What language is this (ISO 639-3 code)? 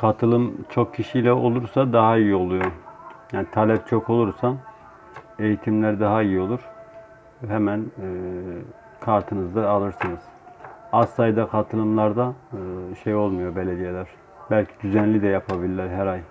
tur